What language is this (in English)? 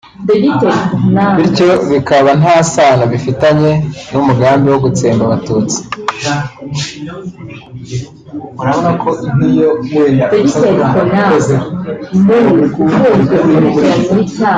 Kinyarwanda